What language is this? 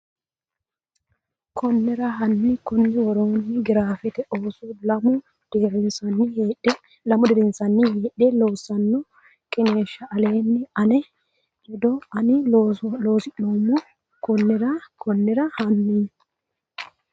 Sidamo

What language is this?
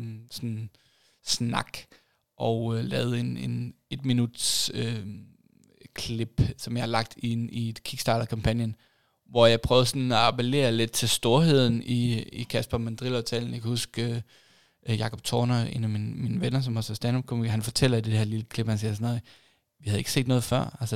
Danish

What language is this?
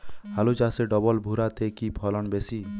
Bangla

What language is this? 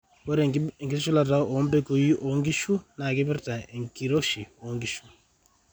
Masai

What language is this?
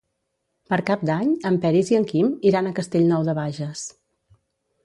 Catalan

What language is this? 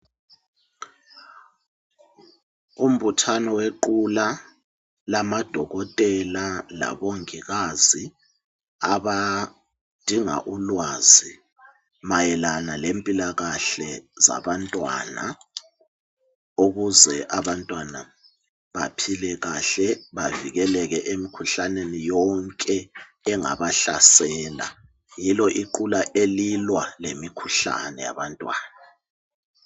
North Ndebele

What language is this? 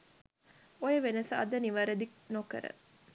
Sinhala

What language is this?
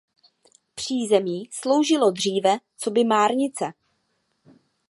Czech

